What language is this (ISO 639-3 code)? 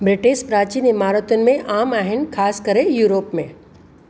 snd